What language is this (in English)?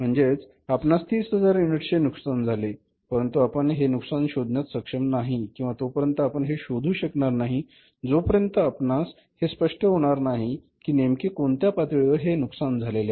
Marathi